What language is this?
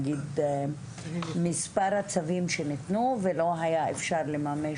Hebrew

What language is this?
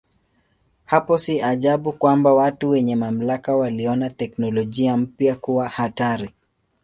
Swahili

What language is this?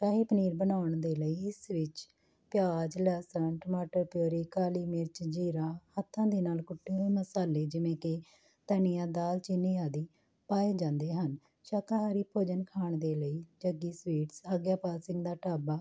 Punjabi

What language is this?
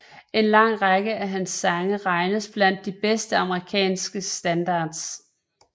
Danish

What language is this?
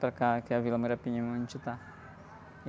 Portuguese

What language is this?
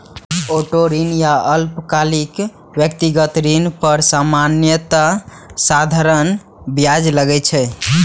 Maithili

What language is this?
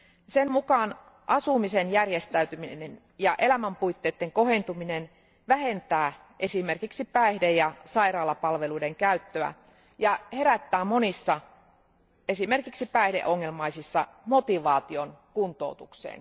Finnish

